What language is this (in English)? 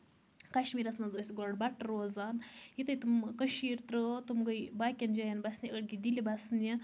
Kashmiri